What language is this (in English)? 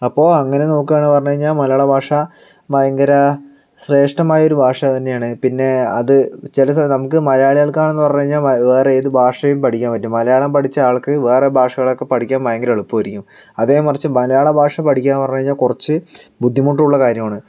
Malayalam